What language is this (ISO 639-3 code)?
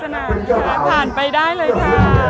tha